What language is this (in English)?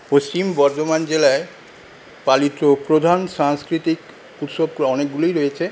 Bangla